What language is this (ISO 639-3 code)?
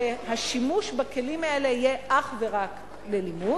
heb